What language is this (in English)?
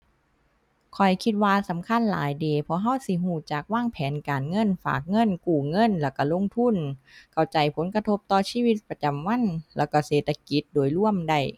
Thai